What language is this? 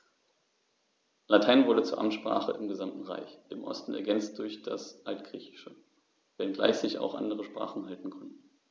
German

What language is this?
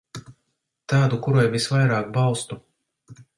Latvian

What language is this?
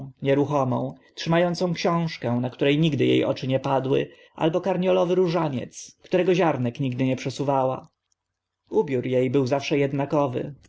Polish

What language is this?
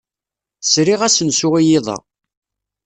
Kabyle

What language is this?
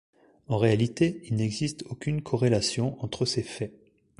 French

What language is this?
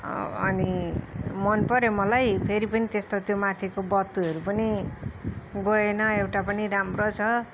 Nepali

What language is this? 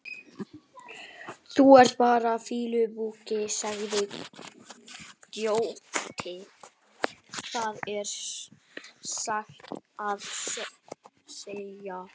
Icelandic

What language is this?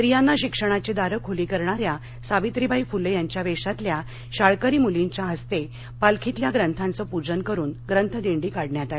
Marathi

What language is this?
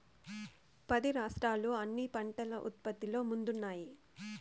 Telugu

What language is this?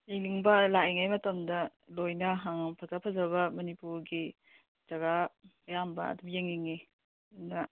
Manipuri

